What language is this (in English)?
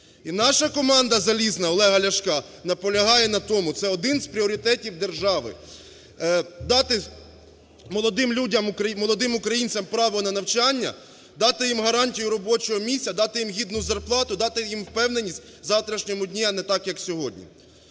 Ukrainian